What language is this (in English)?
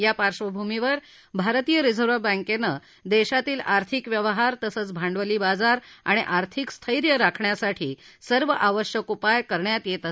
Marathi